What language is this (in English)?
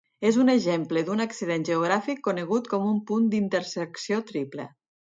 Catalan